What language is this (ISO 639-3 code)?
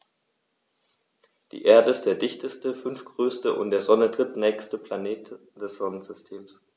deu